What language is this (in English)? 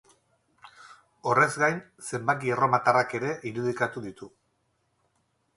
Basque